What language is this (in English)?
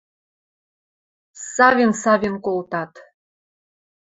Western Mari